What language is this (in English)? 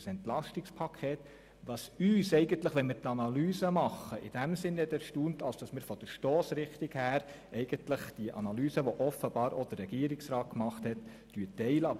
Swiss German